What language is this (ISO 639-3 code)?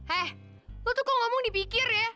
ind